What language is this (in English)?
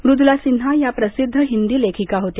Marathi